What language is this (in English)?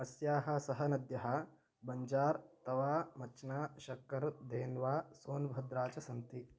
Sanskrit